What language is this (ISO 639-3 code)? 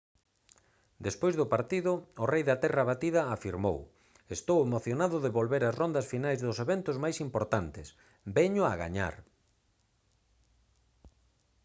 glg